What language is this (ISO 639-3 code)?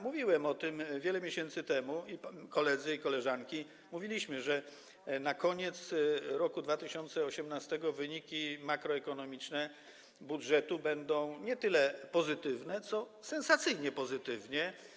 pol